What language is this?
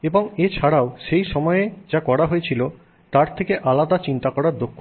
Bangla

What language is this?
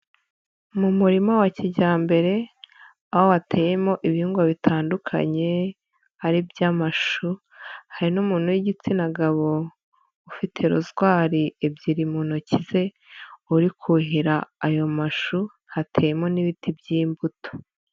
Kinyarwanda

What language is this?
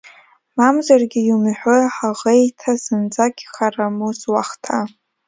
Abkhazian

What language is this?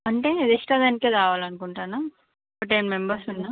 Telugu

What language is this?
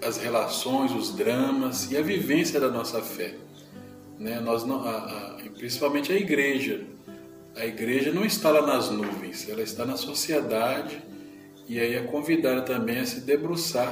Portuguese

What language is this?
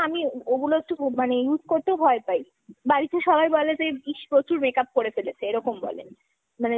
Bangla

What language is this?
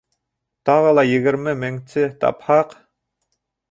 Bashkir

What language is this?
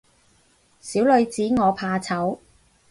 Cantonese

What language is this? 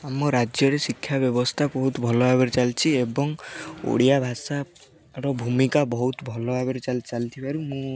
Odia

